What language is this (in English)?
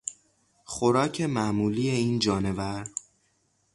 Persian